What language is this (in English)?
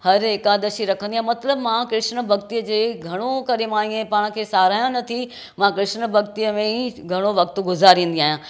Sindhi